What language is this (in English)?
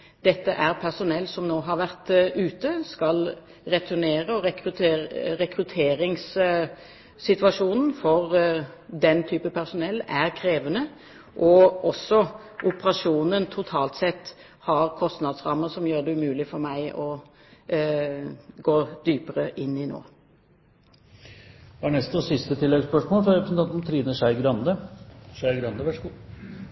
Norwegian